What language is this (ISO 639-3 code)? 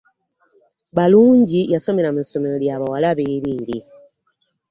lug